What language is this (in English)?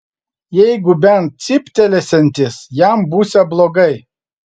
Lithuanian